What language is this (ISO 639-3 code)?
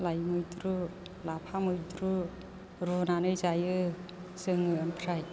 brx